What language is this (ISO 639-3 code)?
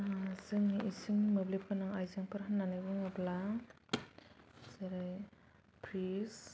brx